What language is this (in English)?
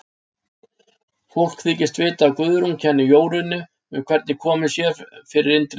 Icelandic